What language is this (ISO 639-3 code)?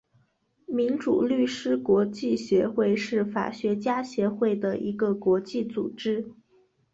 zho